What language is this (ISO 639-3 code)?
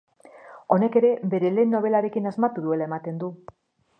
eus